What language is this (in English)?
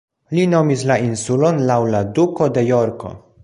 Esperanto